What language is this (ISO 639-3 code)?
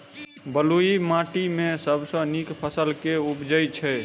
mai